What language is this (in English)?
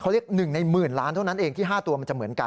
Thai